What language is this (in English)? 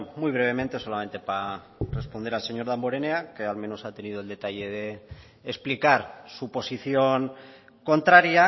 Spanish